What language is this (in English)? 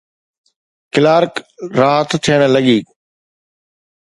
Sindhi